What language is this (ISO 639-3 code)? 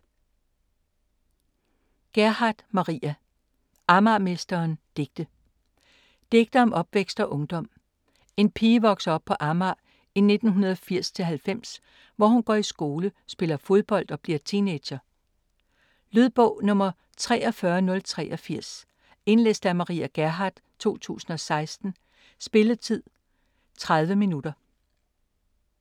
dan